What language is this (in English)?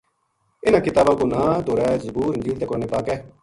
Gujari